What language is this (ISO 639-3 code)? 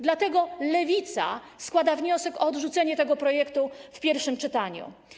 pol